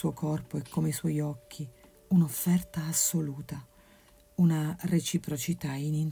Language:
Italian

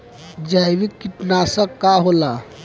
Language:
Bhojpuri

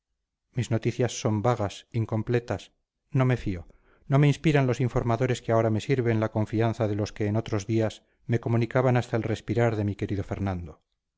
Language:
Spanish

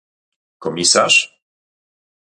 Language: Polish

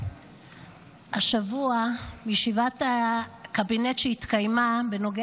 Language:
Hebrew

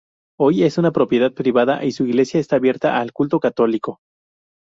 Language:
Spanish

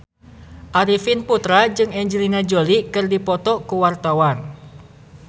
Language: Sundanese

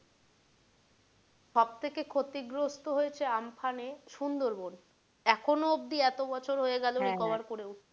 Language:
Bangla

